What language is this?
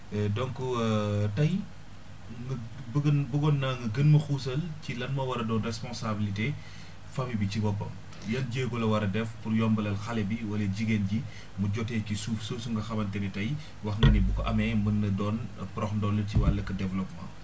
Wolof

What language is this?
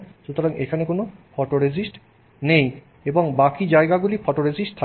Bangla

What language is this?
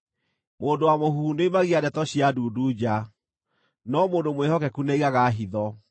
Kikuyu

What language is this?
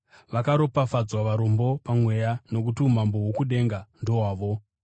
Shona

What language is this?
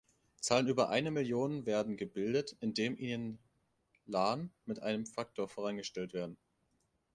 German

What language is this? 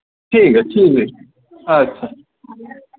Dogri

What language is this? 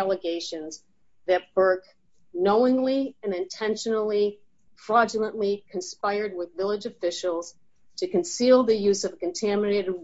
English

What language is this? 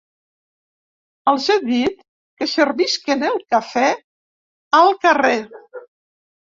Catalan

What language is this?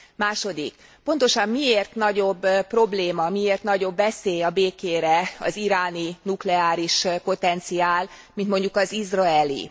Hungarian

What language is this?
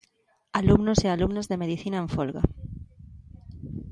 Galician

